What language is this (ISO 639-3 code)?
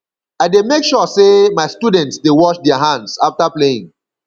pcm